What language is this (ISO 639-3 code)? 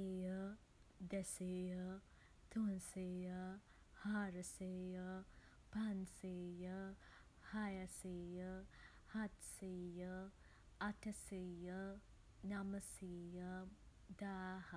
sin